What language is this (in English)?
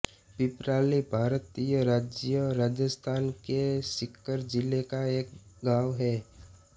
Hindi